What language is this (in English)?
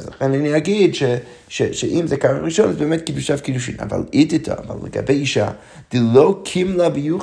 Hebrew